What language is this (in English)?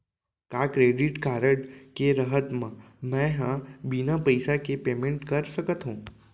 Chhattisgarhi